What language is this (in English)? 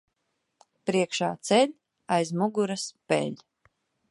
Latvian